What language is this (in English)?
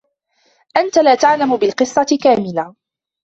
Arabic